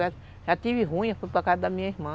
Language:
Portuguese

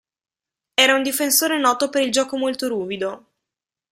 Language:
Italian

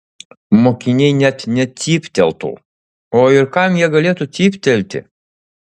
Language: Lithuanian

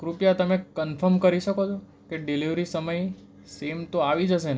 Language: Gujarati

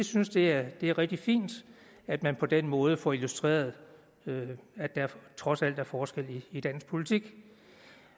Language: Danish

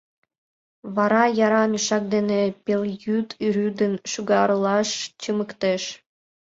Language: Mari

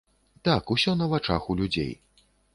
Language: Belarusian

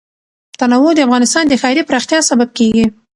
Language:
Pashto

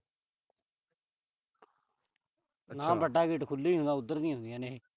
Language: Punjabi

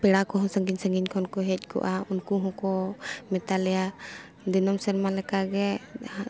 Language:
Santali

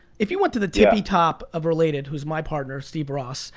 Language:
English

